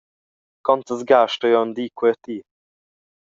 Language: Romansh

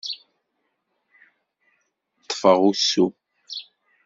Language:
Kabyle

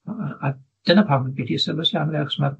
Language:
Welsh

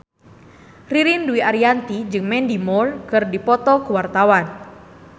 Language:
Sundanese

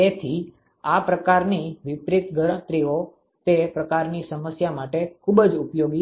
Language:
Gujarati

